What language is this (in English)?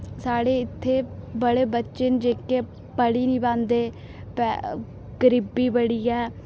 Dogri